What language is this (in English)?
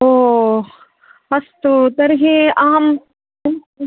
Sanskrit